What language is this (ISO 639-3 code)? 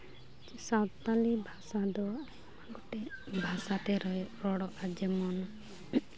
sat